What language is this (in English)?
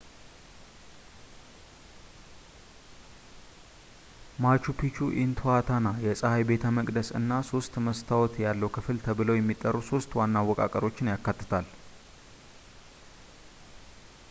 Amharic